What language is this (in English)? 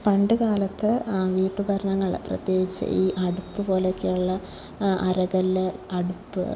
Malayalam